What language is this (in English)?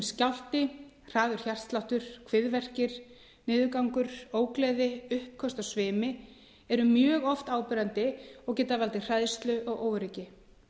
Icelandic